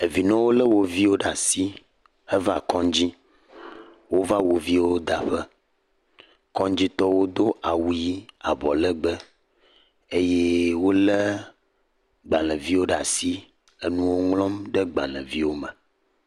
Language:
Ewe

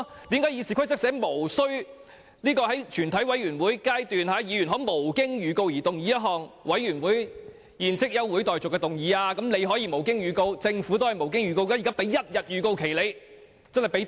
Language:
Cantonese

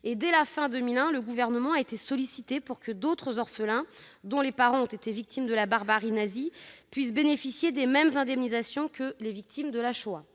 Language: French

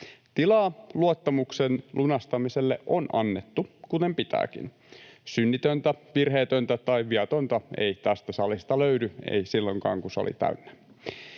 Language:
Finnish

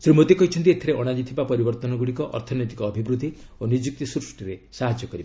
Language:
Odia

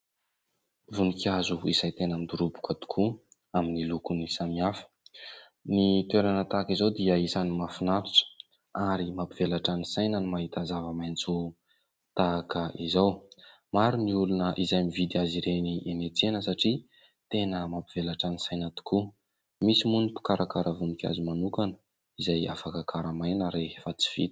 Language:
Malagasy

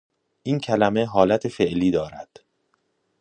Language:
Persian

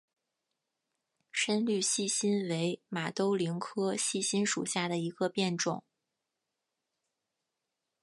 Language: Chinese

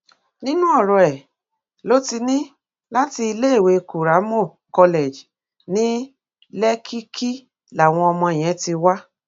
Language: Yoruba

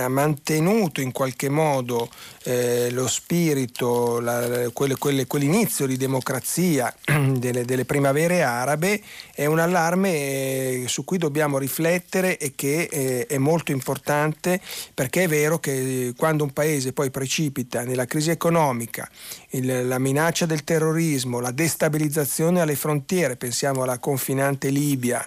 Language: Italian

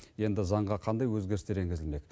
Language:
Kazakh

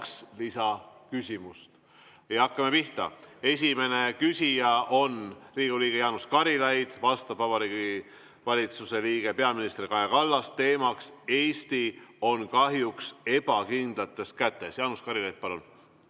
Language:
Estonian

